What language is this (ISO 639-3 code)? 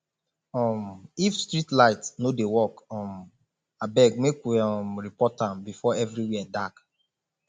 pcm